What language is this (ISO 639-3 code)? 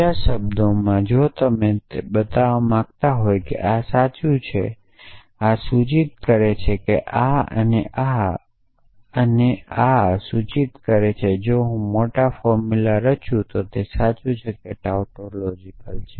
guj